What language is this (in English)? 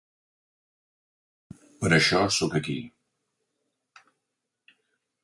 Catalan